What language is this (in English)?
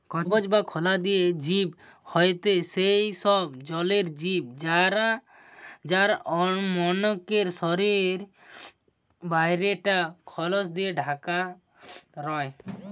Bangla